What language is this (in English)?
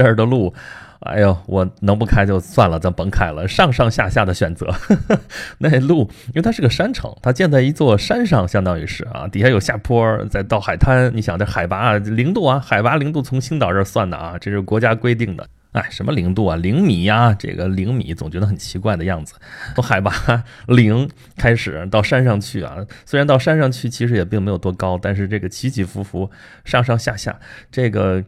Chinese